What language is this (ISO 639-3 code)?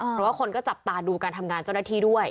tha